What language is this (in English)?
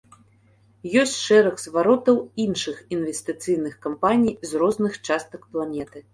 Belarusian